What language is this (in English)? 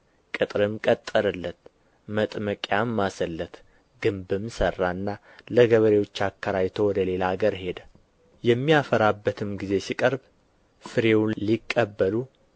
Amharic